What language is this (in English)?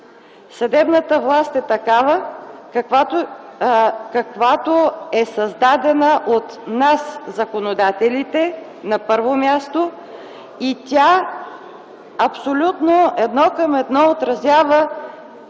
Bulgarian